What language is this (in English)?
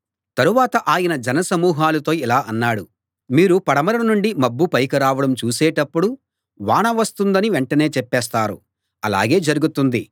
Telugu